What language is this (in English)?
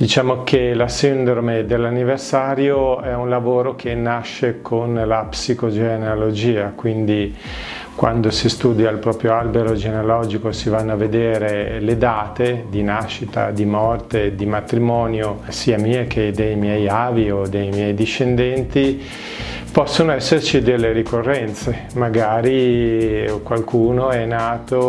Italian